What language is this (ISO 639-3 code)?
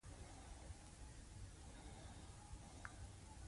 pus